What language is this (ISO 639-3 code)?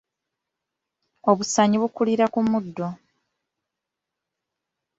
lug